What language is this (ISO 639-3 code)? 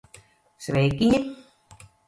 lav